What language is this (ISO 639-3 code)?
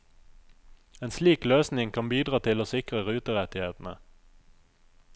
nor